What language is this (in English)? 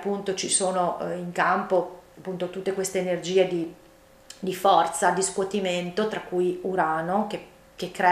Italian